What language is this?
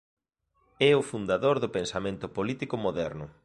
Galician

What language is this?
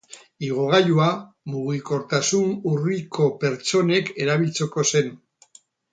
Basque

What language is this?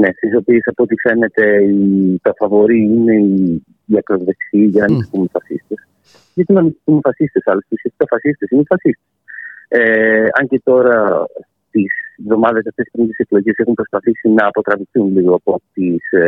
Greek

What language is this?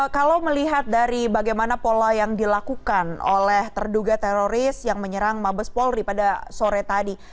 Indonesian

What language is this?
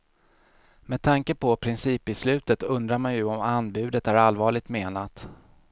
Swedish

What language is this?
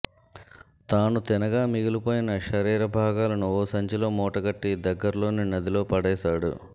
Telugu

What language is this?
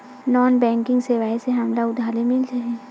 Chhattisgarhi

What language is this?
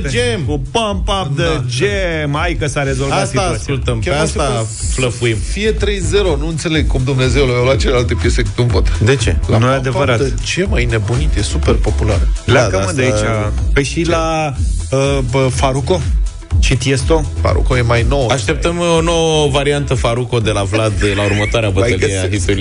Romanian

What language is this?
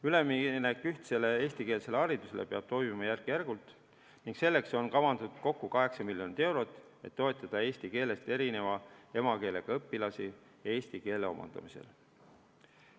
Estonian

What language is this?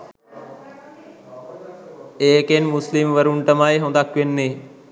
Sinhala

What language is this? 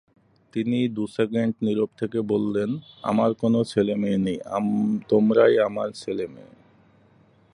Bangla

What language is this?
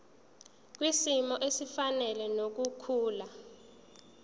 Zulu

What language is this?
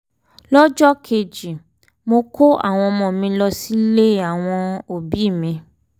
Yoruba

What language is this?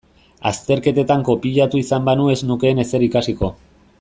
Basque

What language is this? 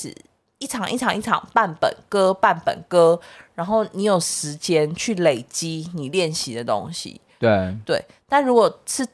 Chinese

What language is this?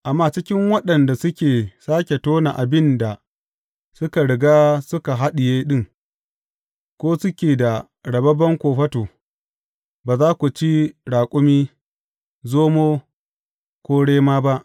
Hausa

